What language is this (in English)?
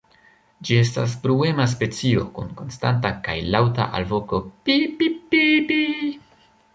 Esperanto